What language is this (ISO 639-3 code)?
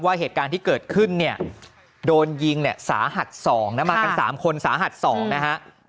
tha